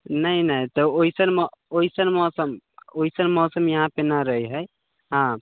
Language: Maithili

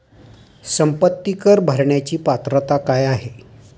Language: Marathi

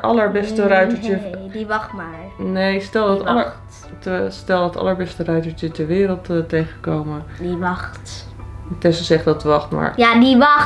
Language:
Dutch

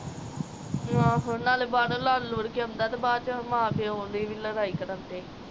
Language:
Punjabi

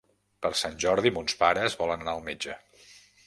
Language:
Catalan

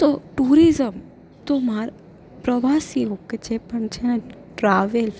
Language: Gujarati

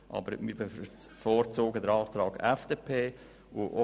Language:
Swiss German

